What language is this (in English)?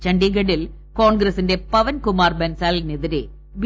Malayalam